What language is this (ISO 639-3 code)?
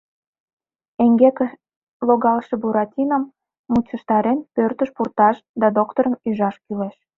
chm